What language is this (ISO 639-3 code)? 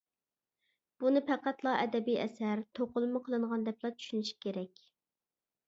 uig